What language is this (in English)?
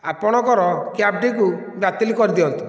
Odia